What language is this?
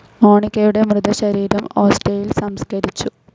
Malayalam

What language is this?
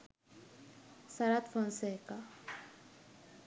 Sinhala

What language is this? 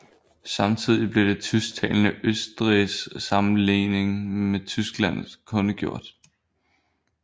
Danish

